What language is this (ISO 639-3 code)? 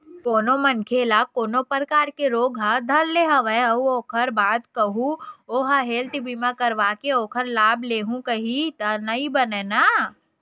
hne